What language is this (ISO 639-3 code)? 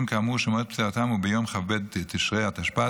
heb